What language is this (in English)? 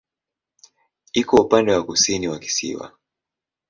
Swahili